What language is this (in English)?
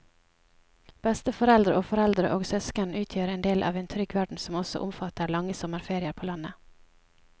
Norwegian